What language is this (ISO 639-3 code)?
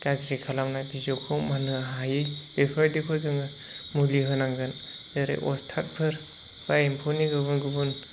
brx